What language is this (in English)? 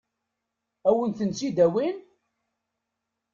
Kabyle